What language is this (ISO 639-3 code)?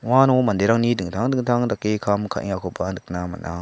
grt